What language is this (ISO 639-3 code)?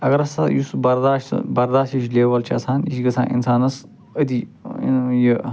kas